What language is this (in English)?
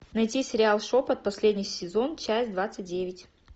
Russian